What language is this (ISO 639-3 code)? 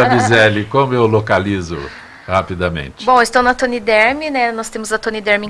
por